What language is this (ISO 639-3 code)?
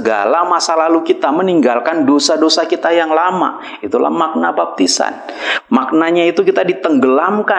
ind